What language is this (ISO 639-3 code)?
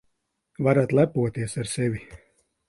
lav